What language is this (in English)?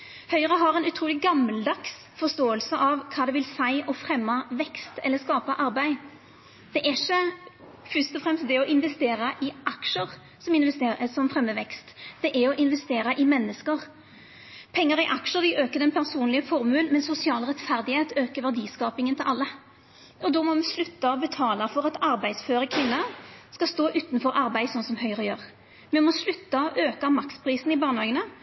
Norwegian Nynorsk